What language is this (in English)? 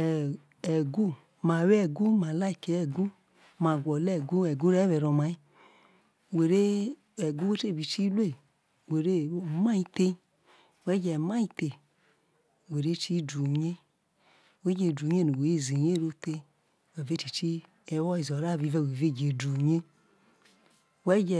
Isoko